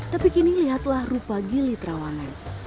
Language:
Indonesian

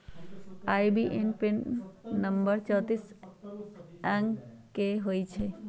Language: Magahi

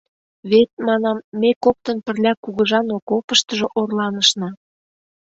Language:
Mari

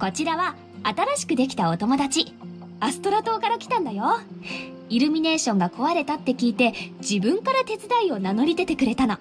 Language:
Japanese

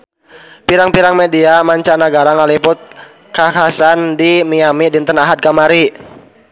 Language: Sundanese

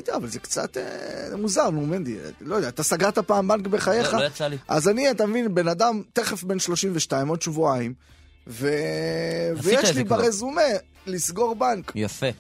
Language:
Hebrew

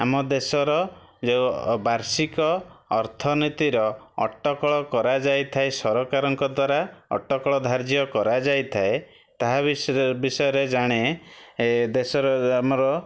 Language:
Odia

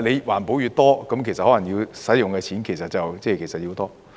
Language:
Cantonese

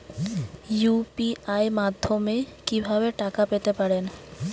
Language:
Bangla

